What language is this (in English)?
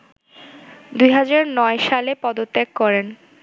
Bangla